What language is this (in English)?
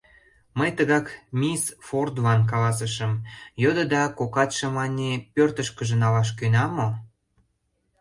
Mari